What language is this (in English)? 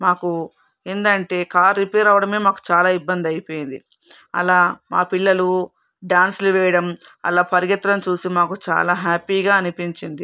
Telugu